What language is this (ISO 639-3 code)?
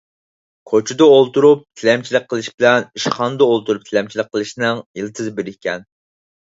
uig